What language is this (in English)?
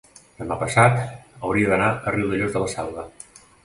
Catalan